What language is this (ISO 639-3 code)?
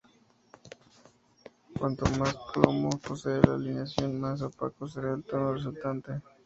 spa